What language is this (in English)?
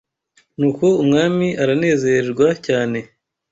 Kinyarwanda